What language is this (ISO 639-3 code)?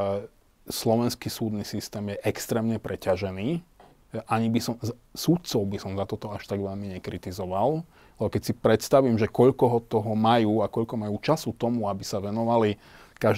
slk